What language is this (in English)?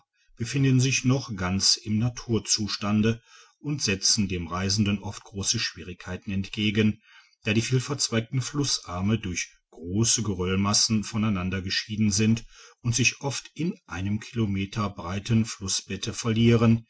German